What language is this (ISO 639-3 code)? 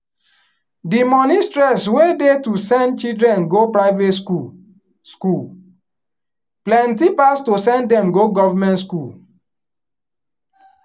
pcm